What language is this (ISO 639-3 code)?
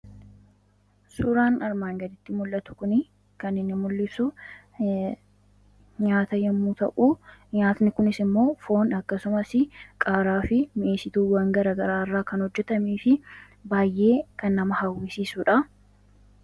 orm